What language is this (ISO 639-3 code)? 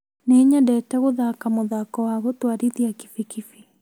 kik